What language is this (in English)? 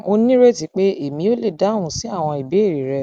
Yoruba